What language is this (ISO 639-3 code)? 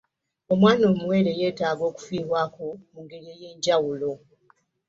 lug